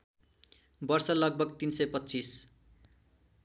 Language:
Nepali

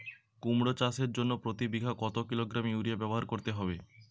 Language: Bangla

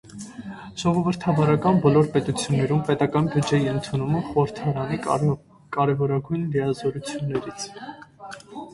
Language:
Armenian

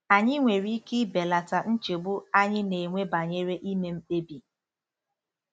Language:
Igbo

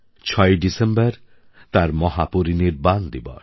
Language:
Bangla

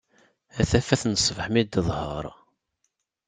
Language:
Kabyle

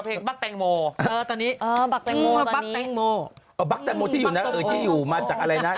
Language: Thai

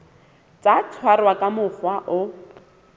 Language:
Southern Sotho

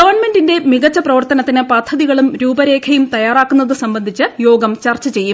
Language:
Malayalam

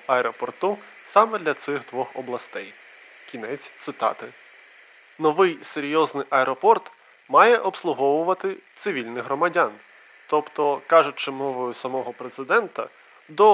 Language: Ukrainian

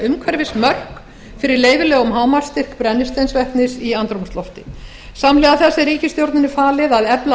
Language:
Icelandic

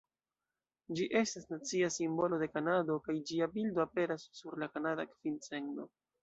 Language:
Esperanto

